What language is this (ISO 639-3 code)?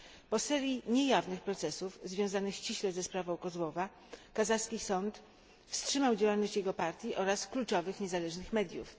pol